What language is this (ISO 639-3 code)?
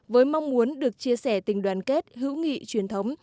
vie